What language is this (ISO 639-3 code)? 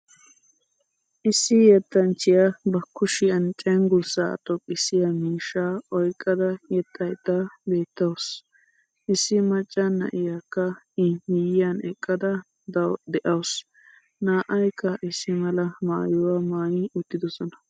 wal